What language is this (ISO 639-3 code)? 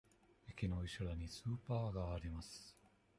jpn